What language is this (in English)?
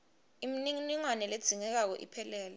Swati